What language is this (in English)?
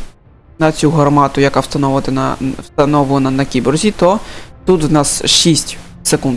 Ukrainian